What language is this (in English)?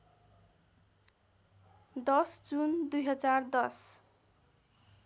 Nepali